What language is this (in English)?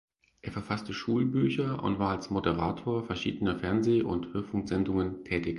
German